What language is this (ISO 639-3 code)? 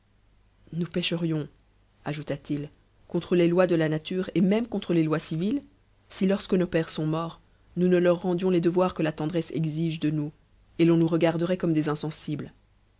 fra